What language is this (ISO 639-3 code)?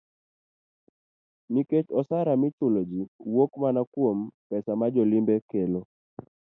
luo